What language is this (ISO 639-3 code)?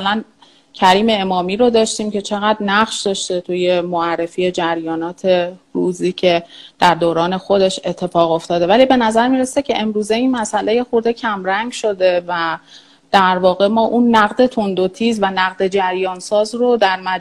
fas